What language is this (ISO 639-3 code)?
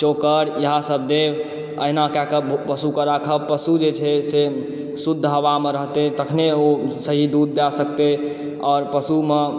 mai